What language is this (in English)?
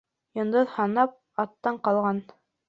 Bashkir